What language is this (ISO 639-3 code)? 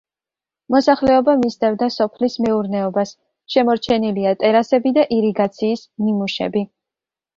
kat